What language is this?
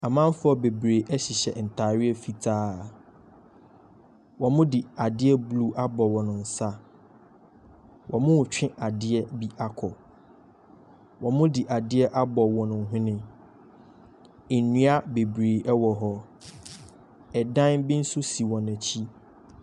Akan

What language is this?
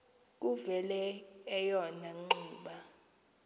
Xhosa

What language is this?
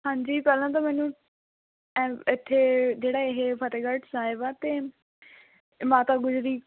Punjabi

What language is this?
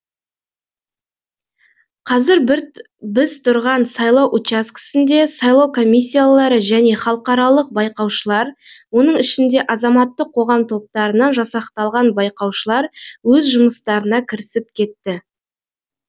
Kazakh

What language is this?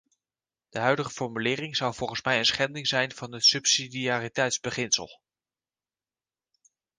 Dutch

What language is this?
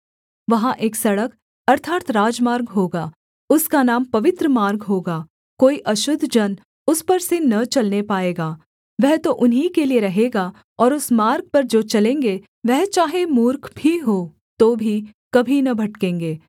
Hindi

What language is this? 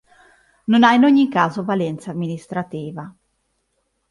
Italian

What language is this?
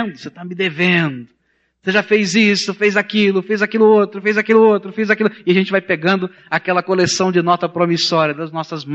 Portuguese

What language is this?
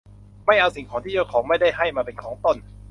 Thai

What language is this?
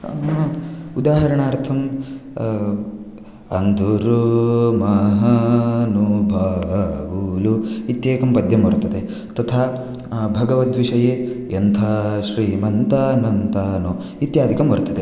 Sanskrit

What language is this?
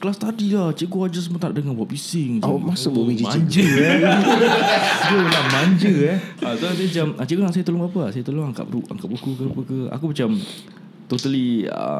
Malay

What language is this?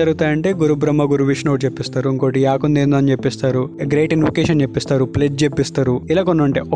Telugu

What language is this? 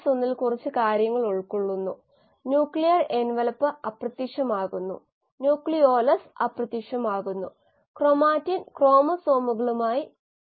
Malayalam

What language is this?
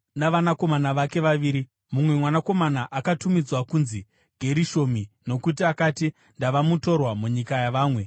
Shona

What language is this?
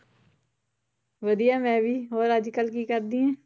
Punjabi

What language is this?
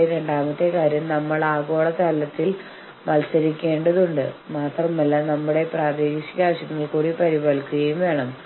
Malayalam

